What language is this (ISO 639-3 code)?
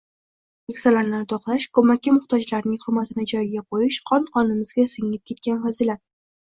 uzb